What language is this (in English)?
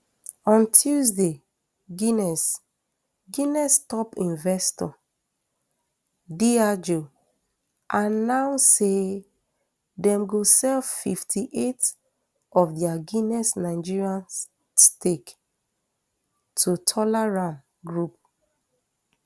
Nigerian Pidgin